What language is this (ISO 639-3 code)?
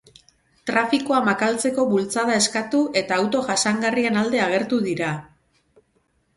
eus